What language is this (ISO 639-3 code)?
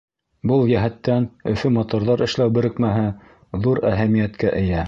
bak